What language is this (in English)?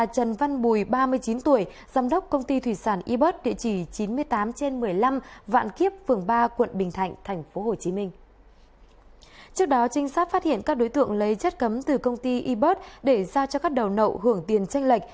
Vietnamese